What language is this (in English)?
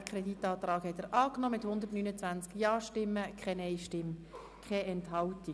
Swiss German